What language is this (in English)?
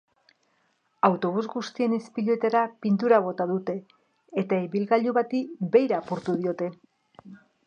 Basque